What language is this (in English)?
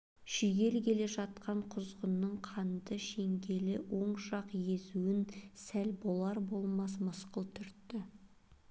Kazakh